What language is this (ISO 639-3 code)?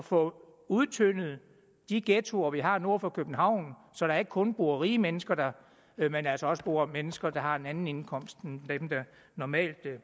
dan